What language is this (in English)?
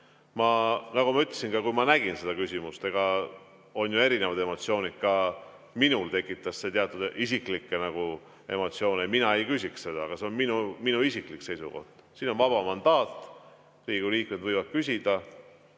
Estonian